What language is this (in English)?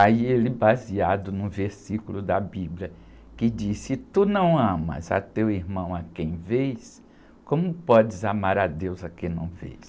Portuguese